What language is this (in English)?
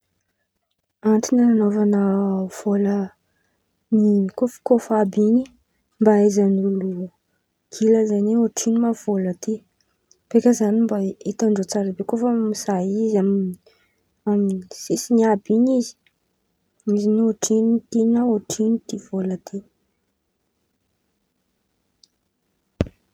Antankarana Malagasy